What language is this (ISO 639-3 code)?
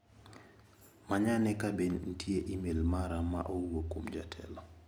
luo